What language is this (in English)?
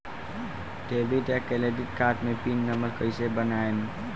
Bhojpuri